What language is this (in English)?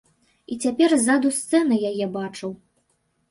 Belarusian